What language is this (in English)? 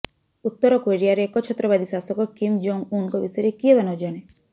Odia